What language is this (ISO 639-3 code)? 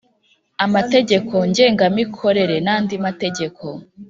kin